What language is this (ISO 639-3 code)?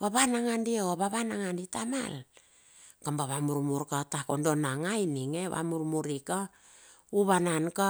bxf